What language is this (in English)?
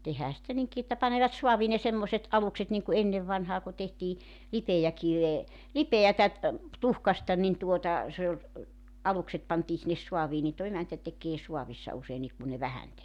Finnish